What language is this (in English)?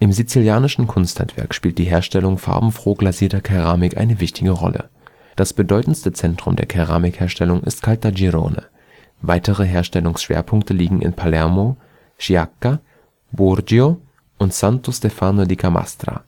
German